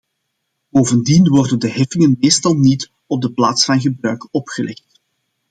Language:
Dutch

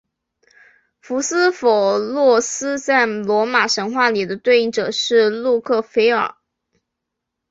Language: Chinese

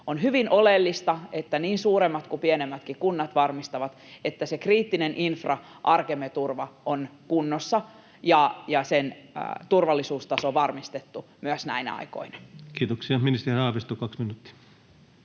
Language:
Finnish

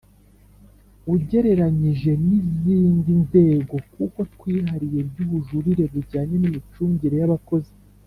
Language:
Kinyarwanda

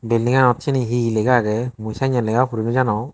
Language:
Chakma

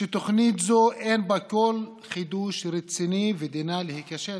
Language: Hebrew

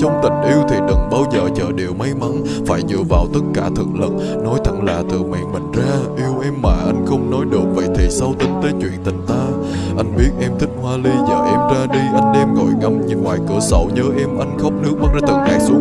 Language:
Vietnamese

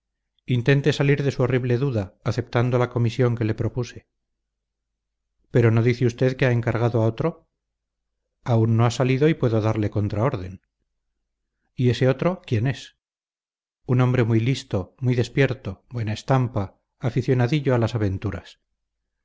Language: Spanish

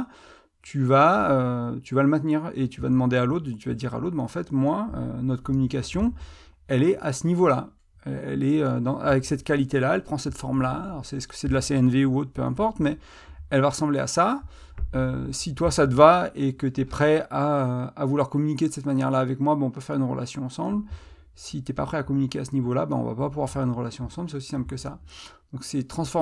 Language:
French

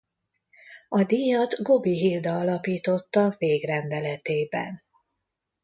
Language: Hungarian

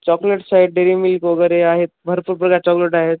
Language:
Marathi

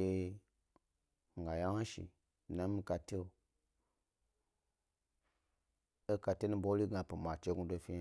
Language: Gbari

